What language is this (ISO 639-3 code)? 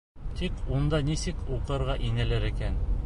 bak